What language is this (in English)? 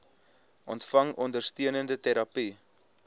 Afrikaans